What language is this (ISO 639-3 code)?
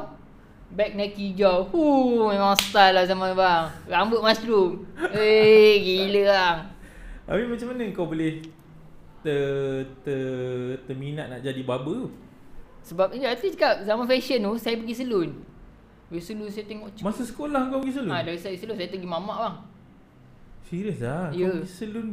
msa